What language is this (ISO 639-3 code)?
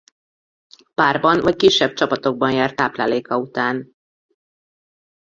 hun